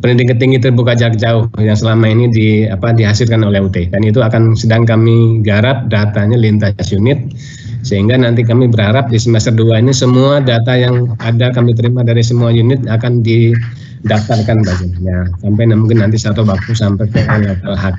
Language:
Indonesian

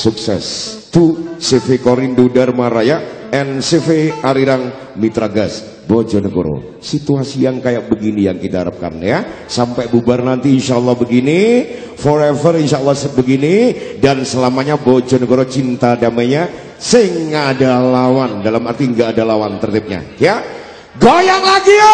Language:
Indonesian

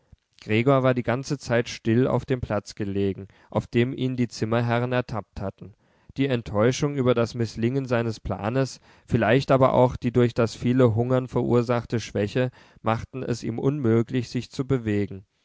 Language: German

